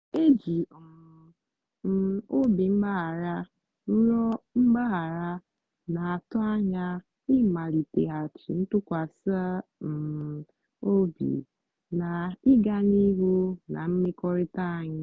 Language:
Igbo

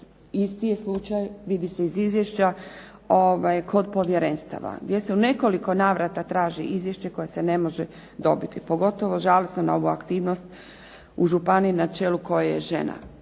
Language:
Croatian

